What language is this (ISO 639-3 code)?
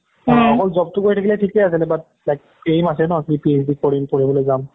asm